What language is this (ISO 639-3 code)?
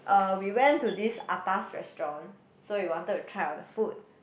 eng